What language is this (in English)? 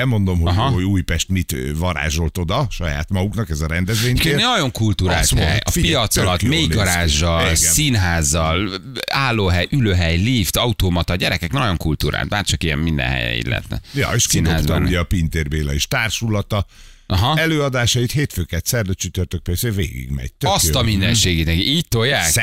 Hungarian